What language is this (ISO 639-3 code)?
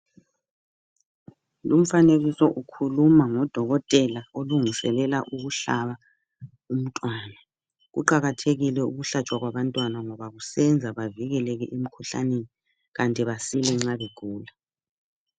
nde